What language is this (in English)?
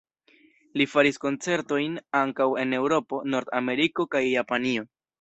Esperanto